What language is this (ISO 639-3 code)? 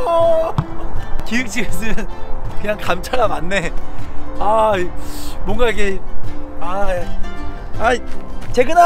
kor